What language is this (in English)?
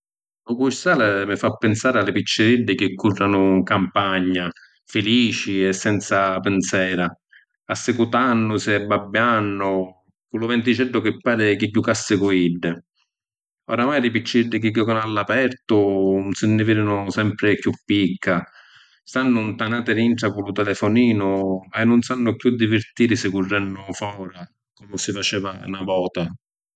Sicilian